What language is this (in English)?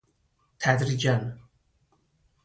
Persian